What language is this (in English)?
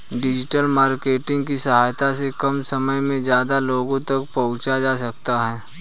Hindi